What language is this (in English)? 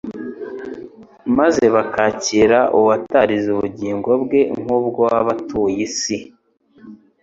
Kinyarwanda